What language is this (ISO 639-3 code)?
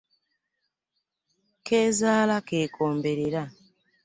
lug